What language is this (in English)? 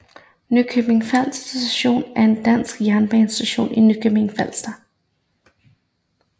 Danish